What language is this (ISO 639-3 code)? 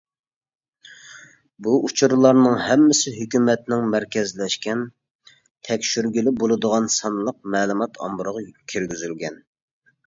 uig